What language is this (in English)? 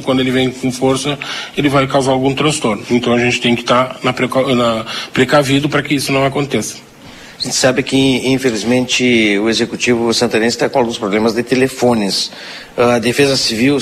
Portuguese